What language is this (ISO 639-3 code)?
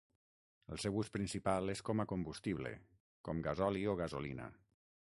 cat